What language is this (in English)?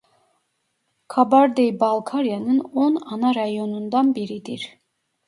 Turkish